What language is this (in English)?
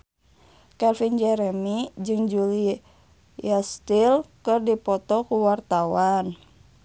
Sundanese